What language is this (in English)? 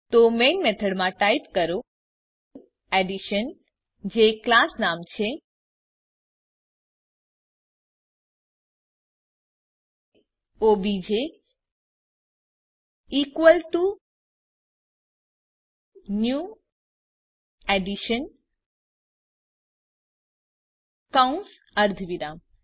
Gujarati